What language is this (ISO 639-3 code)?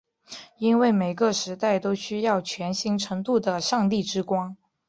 zho